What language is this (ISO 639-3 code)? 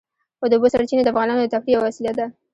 pus